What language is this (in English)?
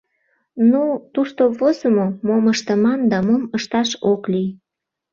Mari